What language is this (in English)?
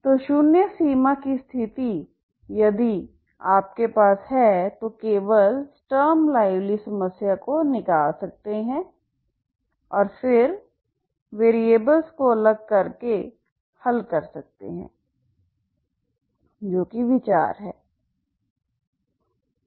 Hindi